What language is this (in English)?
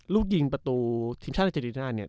Thai